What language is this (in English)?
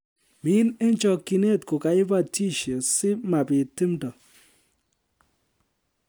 Kalenjin